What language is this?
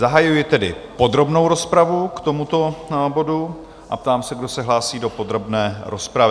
Czech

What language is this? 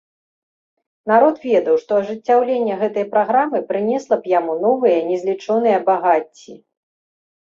Belarusian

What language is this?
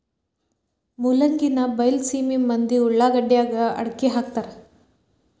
Kannada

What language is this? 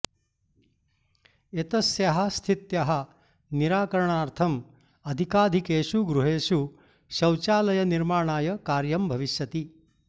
Sanskrit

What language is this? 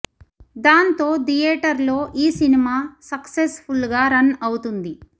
Telugu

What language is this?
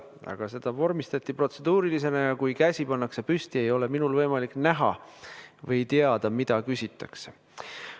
Estonian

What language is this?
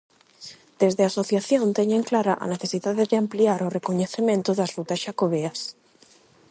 Galician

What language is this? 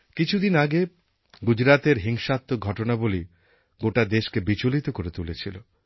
Bangla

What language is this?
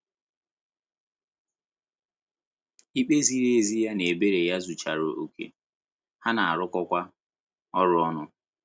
Igbo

